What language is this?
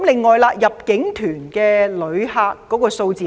Cantonese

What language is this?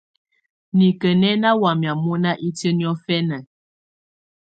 Tunen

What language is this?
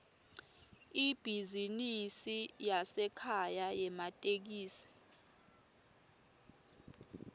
Swati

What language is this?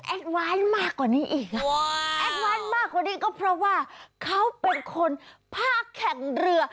Thai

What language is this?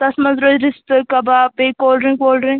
Kashmiri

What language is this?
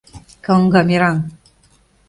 Mari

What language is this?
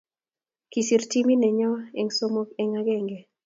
Kalenjin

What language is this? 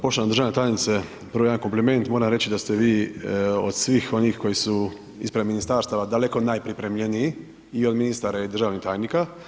Croatian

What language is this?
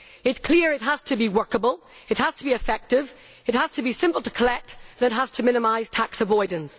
English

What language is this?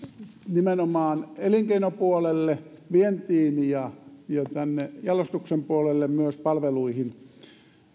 Finnish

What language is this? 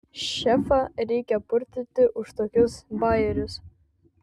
Lithuanian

